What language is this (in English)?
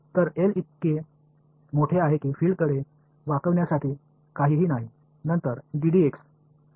Marathi